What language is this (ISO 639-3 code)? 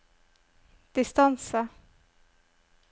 nor